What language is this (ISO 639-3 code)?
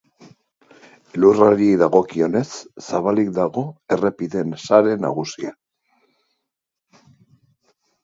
eus